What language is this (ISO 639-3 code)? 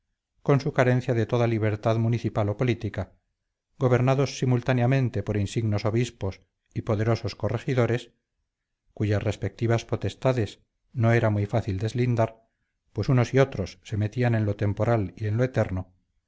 spa